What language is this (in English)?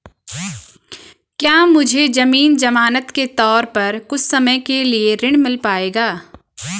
Hindi